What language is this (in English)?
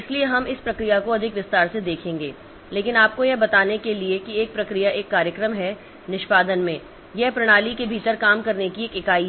Hindi